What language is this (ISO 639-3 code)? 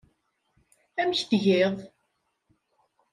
kab